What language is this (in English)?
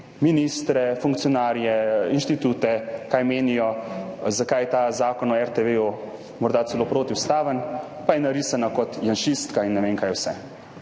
Slovenian